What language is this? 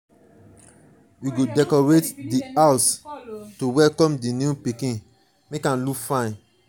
Nigerian Pidgin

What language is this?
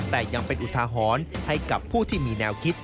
Thai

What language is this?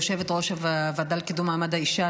Hebrew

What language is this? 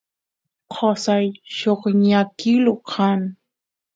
Santiago del Estero Quichua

